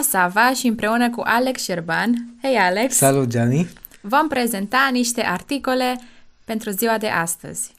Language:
Romanian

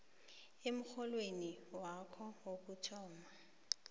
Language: South Ndebele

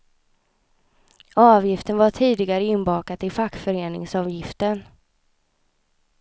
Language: Swedish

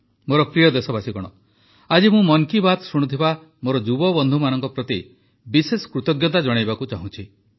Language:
Odia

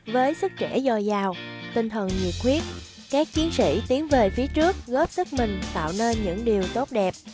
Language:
Vietnamese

